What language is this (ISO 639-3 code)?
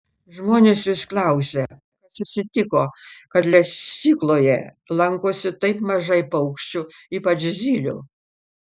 lit